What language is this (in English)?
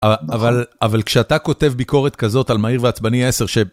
Hebrew